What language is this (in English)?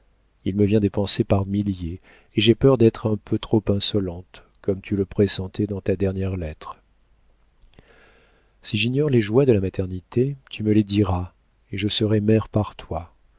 French